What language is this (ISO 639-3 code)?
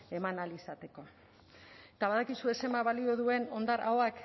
eus